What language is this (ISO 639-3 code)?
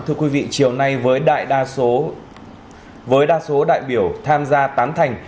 vie